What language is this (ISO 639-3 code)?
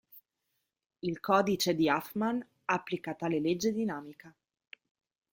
ita